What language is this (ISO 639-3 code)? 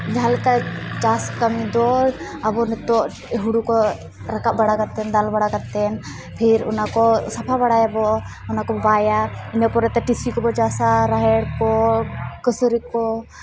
sat